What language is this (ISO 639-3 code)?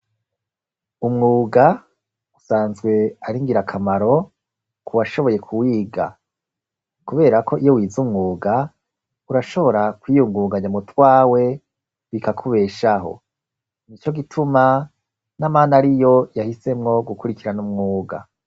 run